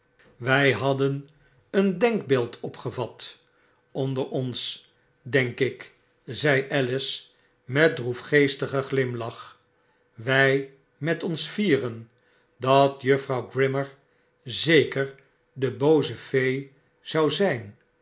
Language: Dutch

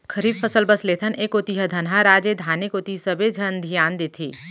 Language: Chhattisgarhi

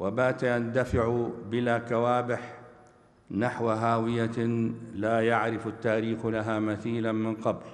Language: Arabic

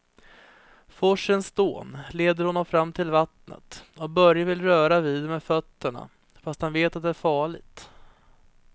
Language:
Swedish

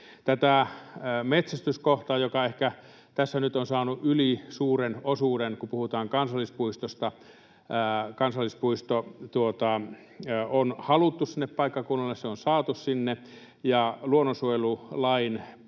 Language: Finnish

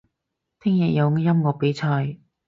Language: Cantonese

